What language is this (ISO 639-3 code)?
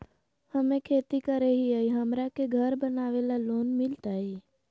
mag